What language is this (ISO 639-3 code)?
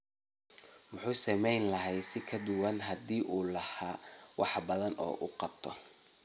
som